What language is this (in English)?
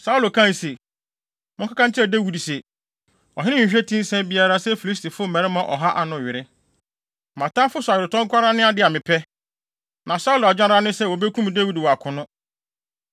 Akan